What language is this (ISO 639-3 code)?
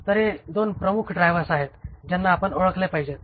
mar